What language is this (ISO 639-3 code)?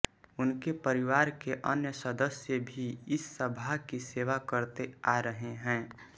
hin